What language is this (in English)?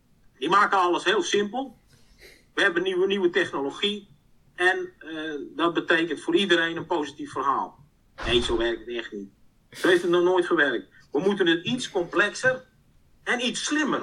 Dutch